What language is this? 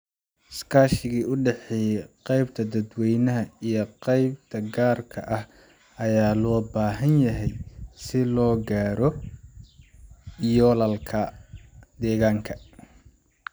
Somali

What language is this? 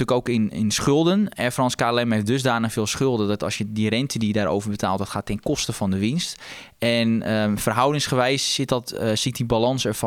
Dutch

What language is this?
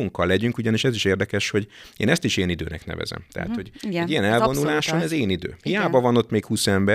Hungarian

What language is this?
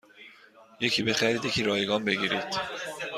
Persian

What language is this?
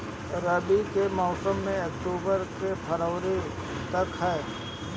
Bhojpuri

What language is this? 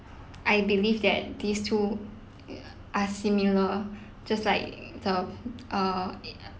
English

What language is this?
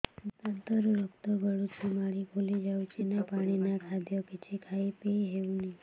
Odia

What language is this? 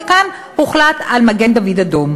Hebrew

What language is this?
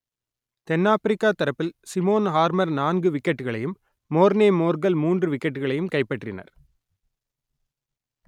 Tamil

